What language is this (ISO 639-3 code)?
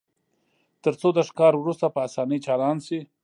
pus